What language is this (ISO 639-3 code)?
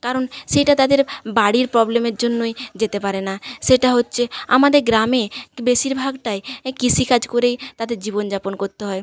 ben